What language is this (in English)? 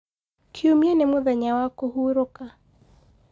Kikuyu